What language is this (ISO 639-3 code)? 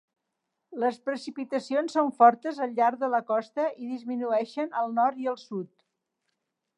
cat